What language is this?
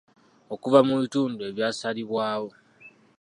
Ganda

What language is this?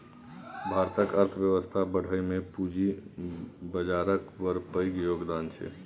Maithili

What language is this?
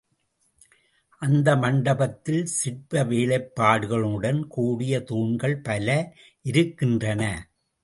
Tamil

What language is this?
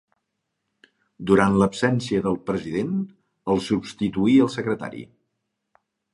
Catalan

